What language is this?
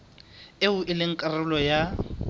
Southern Sotho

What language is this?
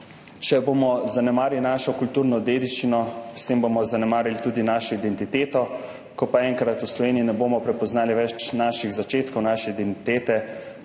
Slovenian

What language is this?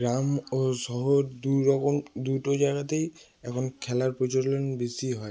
Bangla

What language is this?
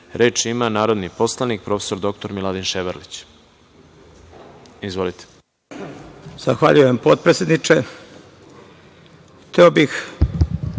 Serbian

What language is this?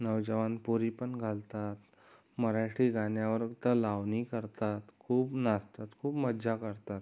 Marathi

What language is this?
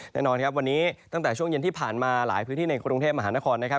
Thai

